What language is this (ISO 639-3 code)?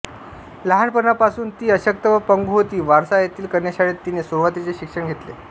mar